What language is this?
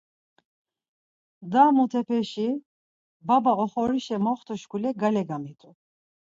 Laz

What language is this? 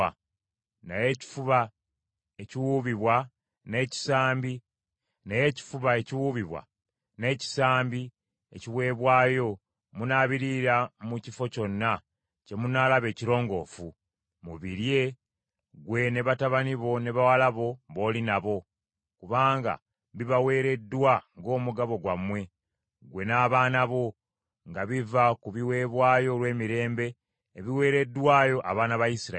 Ganda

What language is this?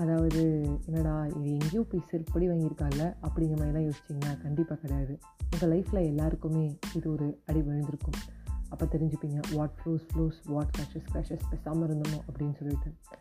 Tamil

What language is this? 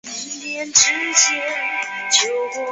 Chinese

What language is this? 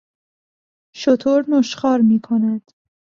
Persian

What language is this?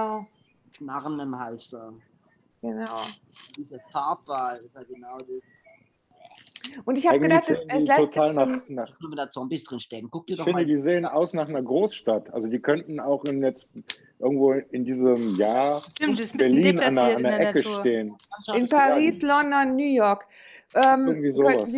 German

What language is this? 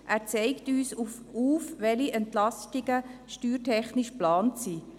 Swiss German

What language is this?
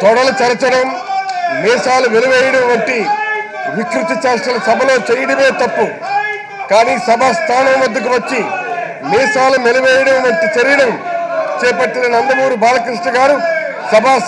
Turkish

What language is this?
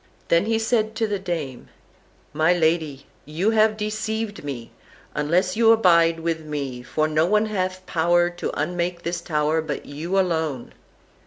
English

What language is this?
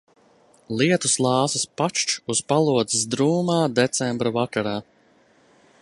Latvian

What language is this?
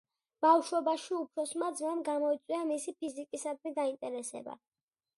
Georgian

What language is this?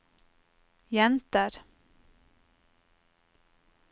Norwegian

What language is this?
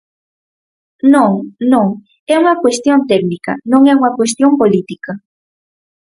Galician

